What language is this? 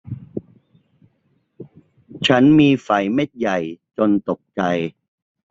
Thai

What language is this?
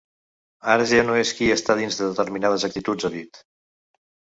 Catalan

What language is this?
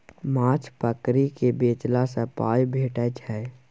Maithili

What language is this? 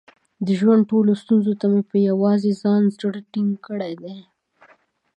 Pashto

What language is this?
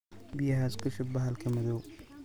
Somali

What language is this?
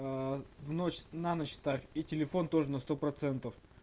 Russian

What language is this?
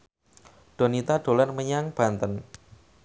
Javanese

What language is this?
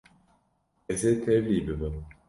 Kurdish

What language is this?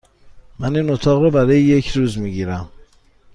Persian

